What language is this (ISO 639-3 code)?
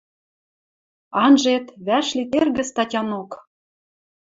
mrj